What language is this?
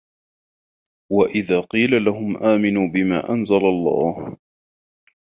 Arabic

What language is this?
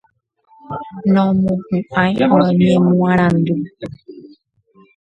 Guarani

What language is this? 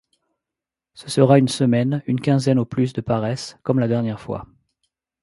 French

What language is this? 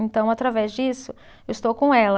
Portuguese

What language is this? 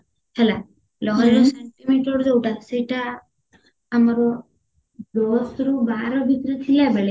Odia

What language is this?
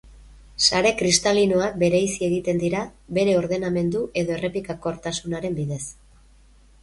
Basque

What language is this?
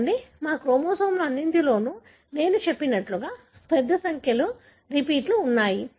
Telugu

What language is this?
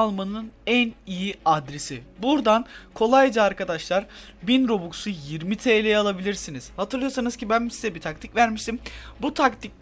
Turkish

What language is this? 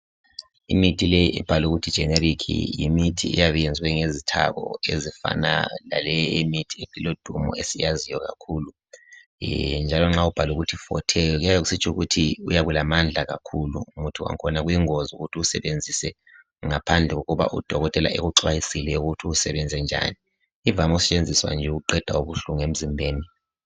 North Ndebele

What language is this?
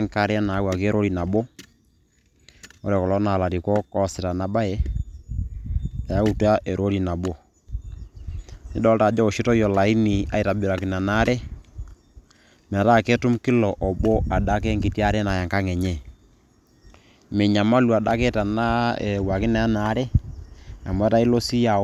Masai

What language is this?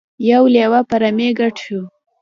Pashto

